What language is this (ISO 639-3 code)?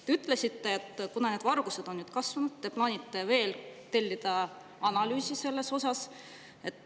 est